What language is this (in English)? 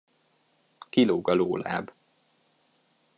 Hungarian